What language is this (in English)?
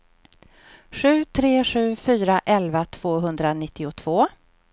Swedish